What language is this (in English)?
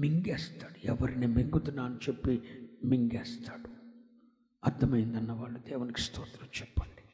Telugu